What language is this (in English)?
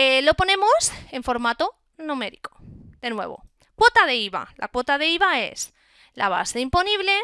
Spanish